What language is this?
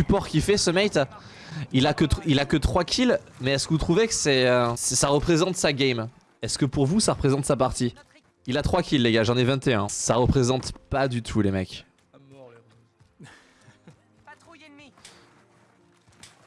French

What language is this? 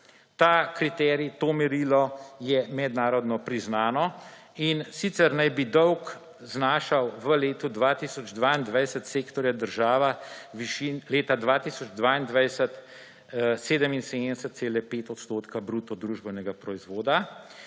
Slovenian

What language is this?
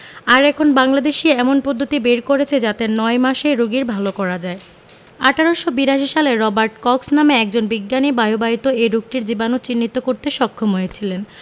Bangla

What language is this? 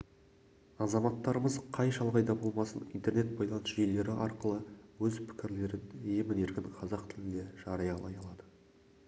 Kazakh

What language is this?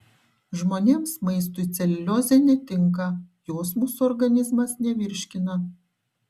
Lithuanian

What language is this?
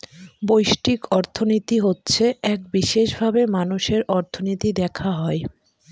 Bangla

